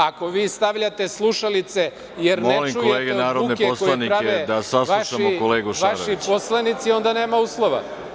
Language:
Serbian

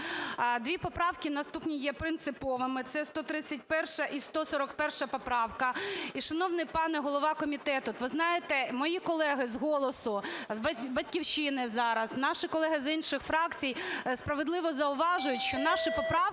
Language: Ukrainian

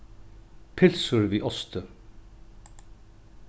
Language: Faroese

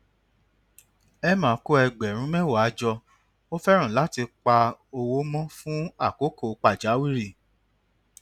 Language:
Yoruba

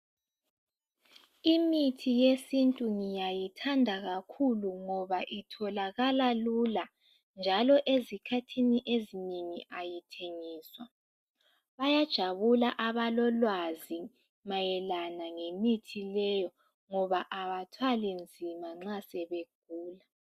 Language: North Ndebele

